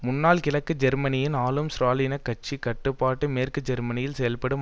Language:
Tamil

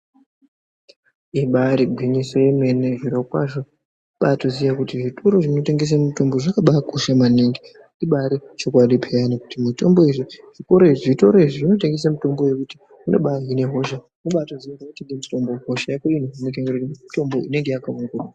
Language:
Ndau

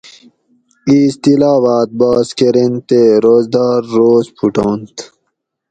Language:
Gawri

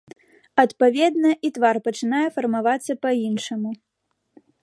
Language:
Belarusian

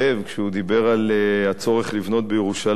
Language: Hebrew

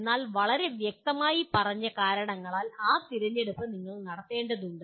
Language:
Malayalam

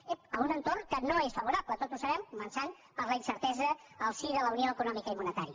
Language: Catalan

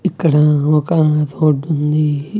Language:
Telugu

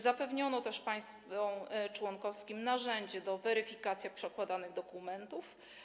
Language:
Polish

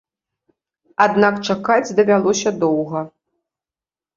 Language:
Belarusian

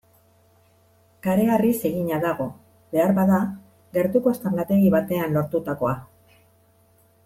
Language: Basque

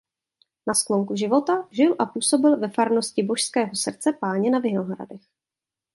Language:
Czech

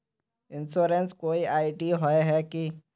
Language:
Magahi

